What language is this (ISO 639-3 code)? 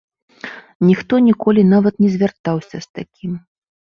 bel